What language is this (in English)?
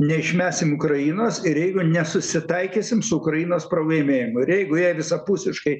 Lithuanian